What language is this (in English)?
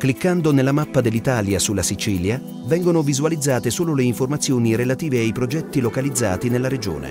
Italian